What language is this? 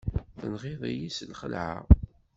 Kabyle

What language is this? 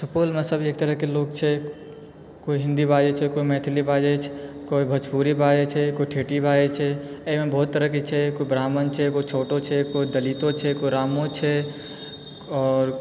Maithili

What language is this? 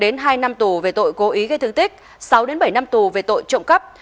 Vietnamese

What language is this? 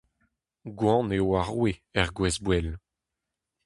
Breton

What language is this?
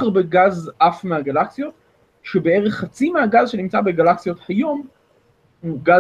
Hebrew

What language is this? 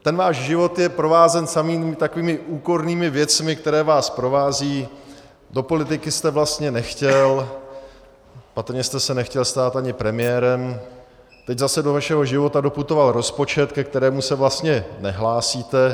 Czech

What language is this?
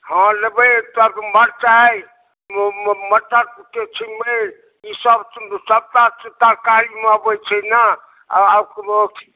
Maithili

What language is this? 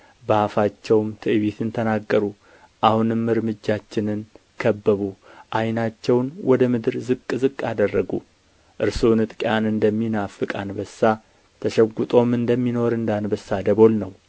Amharic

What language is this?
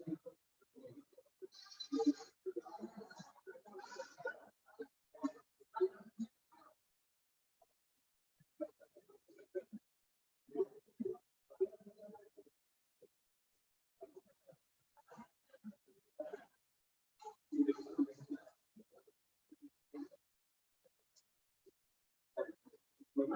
Spanish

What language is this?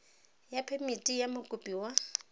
Tswana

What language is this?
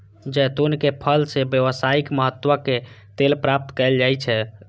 Maithili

